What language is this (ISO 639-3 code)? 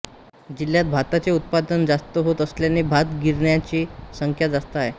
mar